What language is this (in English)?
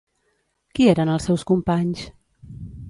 Catalan